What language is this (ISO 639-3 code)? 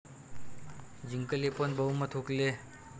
mar